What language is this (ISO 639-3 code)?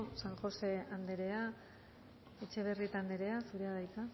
eus